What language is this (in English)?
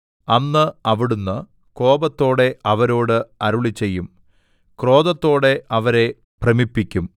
Malayalam